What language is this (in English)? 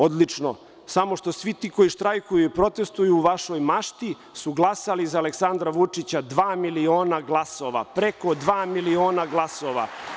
Serbian